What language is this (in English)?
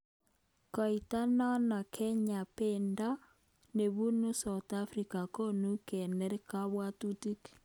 Kalenjin